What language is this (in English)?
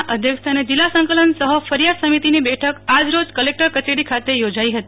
Gujarati